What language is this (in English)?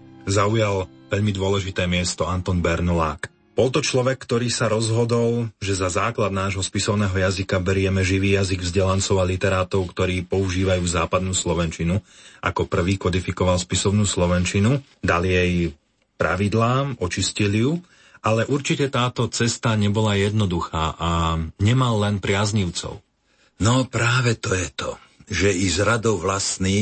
Slovak